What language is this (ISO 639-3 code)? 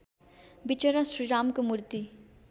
nep